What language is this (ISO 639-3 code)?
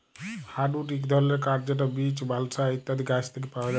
ben